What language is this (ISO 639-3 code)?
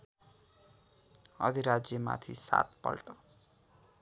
nep